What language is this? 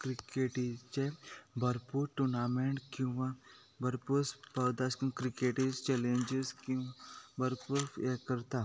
Konkani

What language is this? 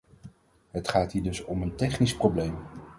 Dutch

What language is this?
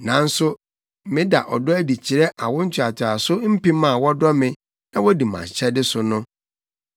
Akan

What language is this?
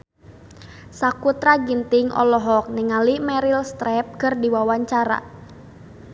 Sundanese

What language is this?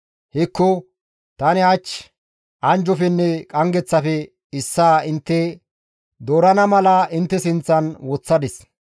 Gamo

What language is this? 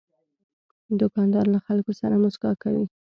Pashto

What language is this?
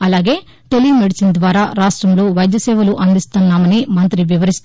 Telugu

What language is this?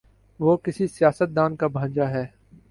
Urdu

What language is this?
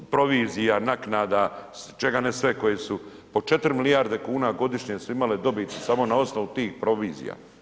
Croatian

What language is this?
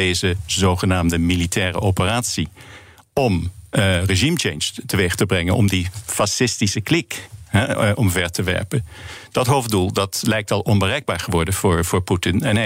Dutch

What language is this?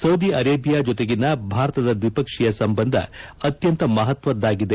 Kannada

